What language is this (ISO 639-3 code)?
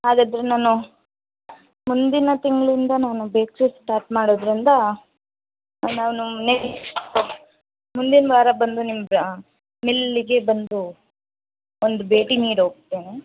kan